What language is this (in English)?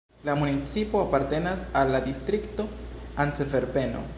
Esperanto